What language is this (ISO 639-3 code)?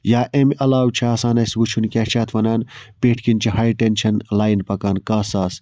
kas